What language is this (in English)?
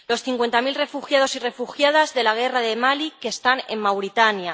Spanish